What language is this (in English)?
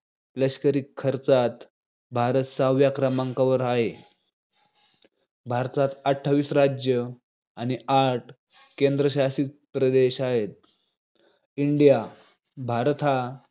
Marathi